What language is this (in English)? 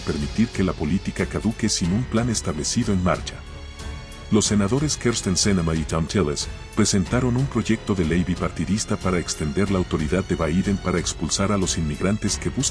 Spanish